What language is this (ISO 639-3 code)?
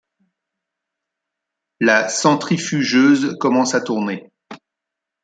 fra